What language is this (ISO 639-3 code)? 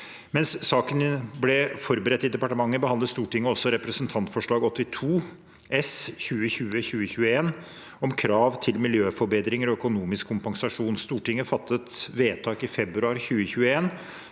nor